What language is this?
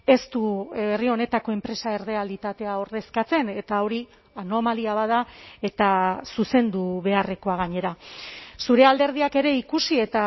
Basque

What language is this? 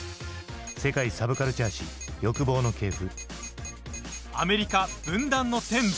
Japanese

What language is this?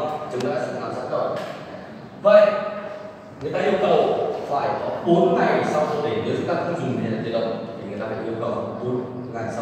Vietnamese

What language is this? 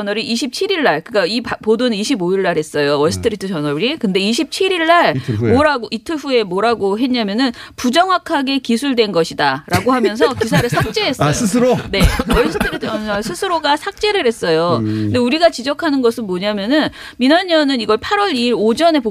Korean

